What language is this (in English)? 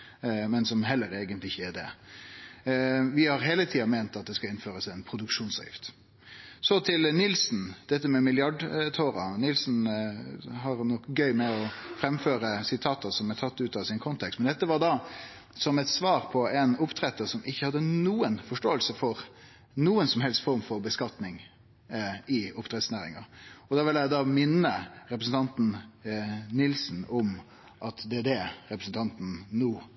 Norwegian Nynorsk